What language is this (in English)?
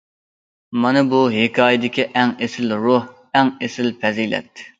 Uyghur